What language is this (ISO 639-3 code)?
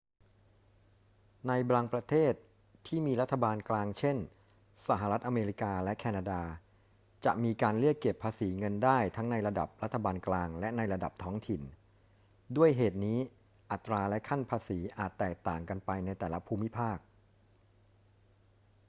tha